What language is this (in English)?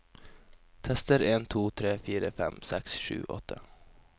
Norwegian